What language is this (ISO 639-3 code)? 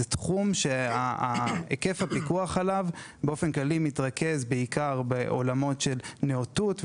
heb